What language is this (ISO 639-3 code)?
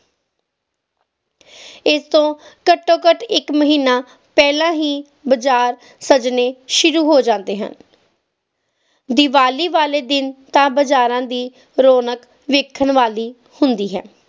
pan